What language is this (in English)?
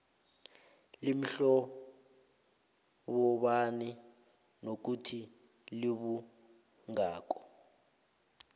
South Ndebele